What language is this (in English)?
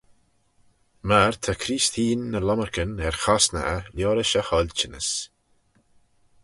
Manx